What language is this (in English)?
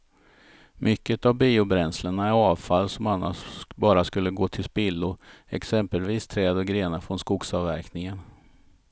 Swedish